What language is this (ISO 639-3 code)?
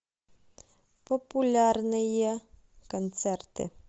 rus